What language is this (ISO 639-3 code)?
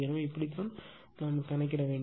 tam